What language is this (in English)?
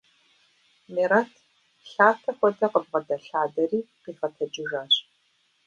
Kabardian